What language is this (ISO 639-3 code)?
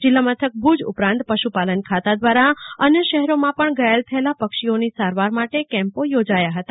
guj